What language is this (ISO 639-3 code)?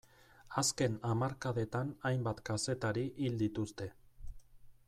eus